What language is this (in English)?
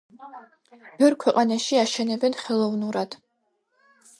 Georgian